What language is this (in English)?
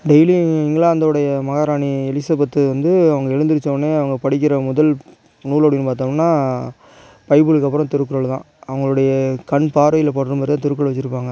Tamil